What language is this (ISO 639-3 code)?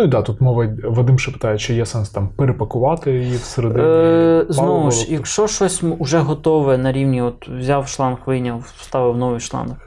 ukr